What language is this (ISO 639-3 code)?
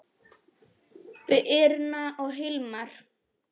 isl